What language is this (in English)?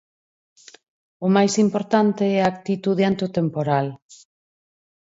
Galician